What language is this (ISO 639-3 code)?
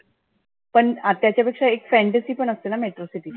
mar